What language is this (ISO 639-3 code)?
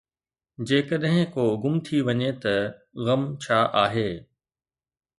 snd